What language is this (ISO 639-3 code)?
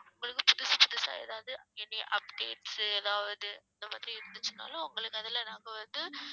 tam